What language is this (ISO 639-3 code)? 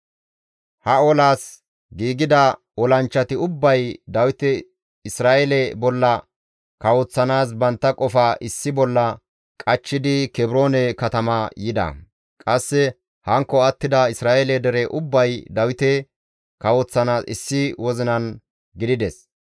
gmv